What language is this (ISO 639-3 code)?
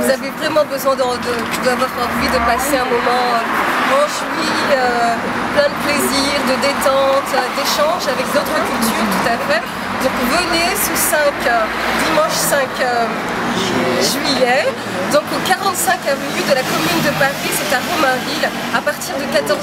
fra